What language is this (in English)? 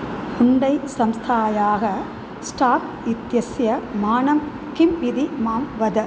Sanskrit